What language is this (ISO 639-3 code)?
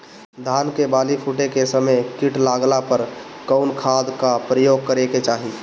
bho